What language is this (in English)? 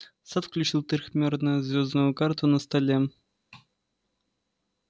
Russian